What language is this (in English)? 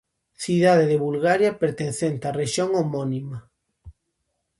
Galician